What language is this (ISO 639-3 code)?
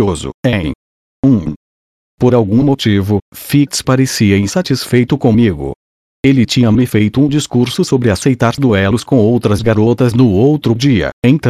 por